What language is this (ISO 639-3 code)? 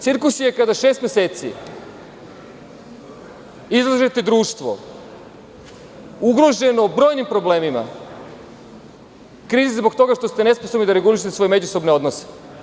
srp